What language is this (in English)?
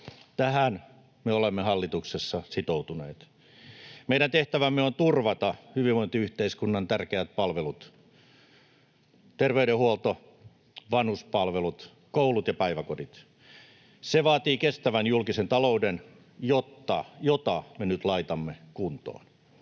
Finnish